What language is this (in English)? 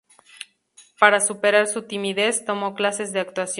Spanish